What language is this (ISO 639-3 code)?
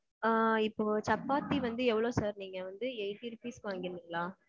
tam